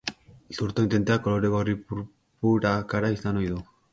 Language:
Basque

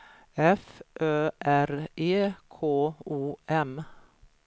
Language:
Swedish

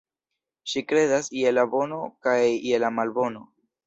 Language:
Esperanto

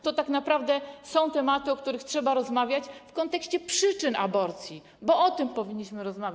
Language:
Polish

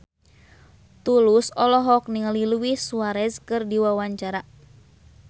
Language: Sundanese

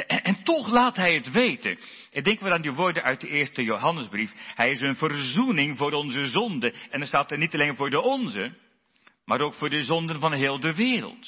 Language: Dutch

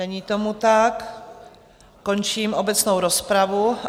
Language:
Czech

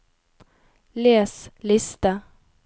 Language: Norwegian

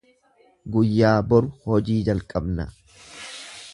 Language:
Oromo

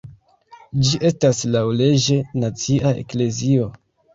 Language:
Esperanto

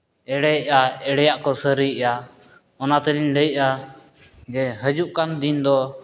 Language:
Santali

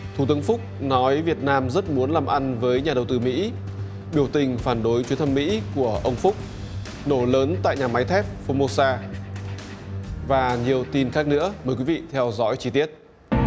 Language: Vietnamese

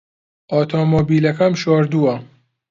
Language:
Central Kurdish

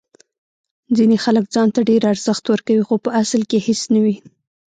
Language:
Pashto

